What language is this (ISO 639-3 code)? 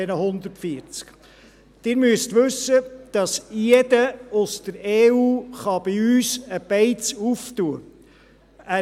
gsw